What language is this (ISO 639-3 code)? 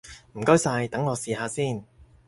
yue